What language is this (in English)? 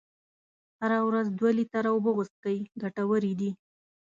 Pashto